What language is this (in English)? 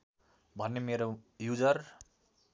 Nepali